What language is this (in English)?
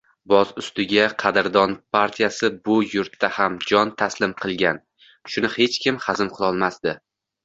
Uzbek